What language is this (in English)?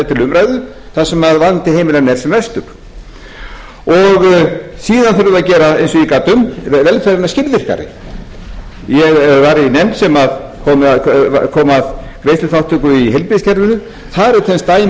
Icelandic